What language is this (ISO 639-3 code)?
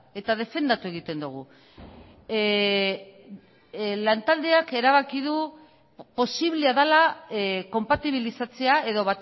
eus